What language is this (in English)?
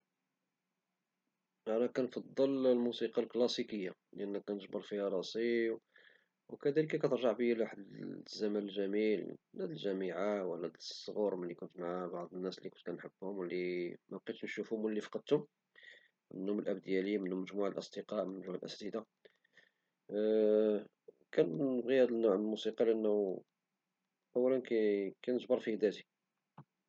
Moroccan Arabic